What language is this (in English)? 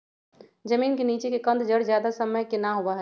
Magahi